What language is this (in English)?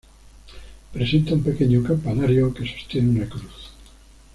Spanish